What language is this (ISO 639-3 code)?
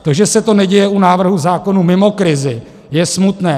ces